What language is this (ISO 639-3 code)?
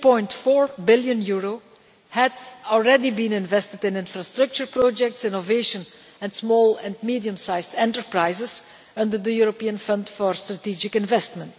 eng